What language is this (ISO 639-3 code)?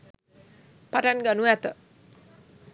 sin